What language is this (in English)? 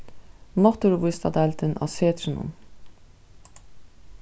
Faroese